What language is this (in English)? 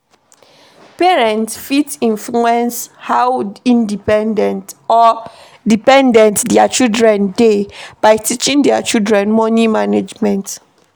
Nigerian Pidgin